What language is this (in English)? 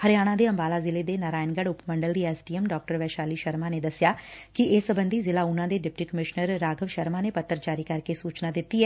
Punjabi